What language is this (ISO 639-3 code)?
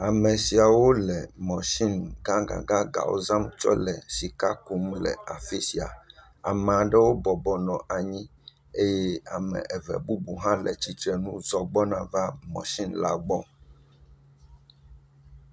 ewe